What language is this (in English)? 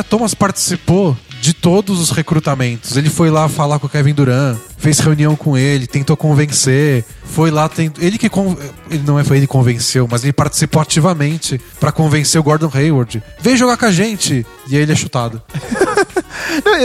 Portuguese